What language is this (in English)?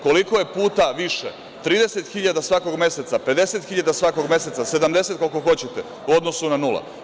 Serbian